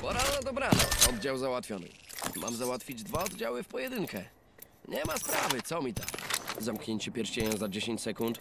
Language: Polish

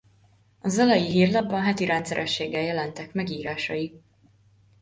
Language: Hungarian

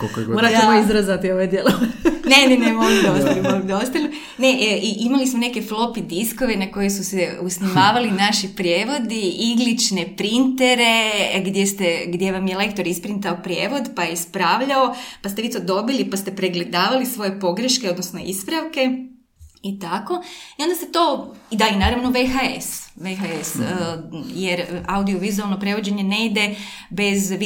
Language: Croatian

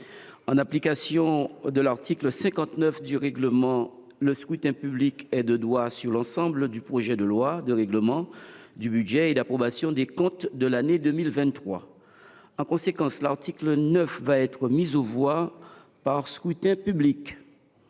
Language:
French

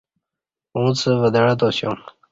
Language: Kati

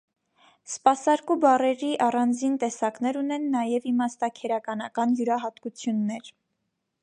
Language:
Armenian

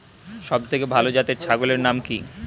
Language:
Bangla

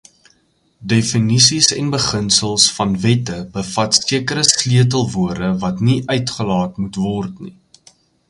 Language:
Afrikaans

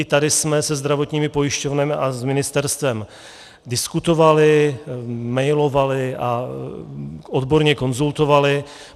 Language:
Czech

